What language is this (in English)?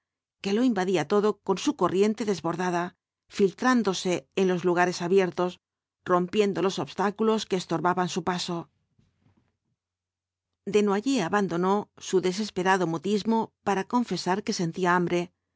Spanish